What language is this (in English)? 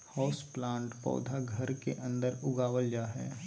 Magahi